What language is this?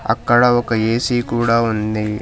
Telugu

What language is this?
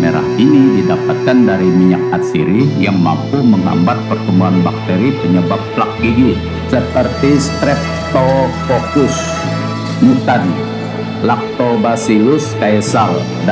Indonesian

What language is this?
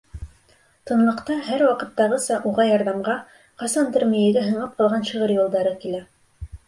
Bashkir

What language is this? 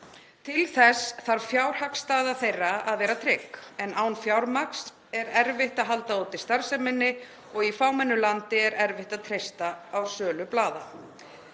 Icelandic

